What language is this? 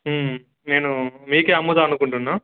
Telugu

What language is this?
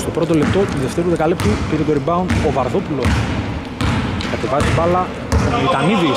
Greek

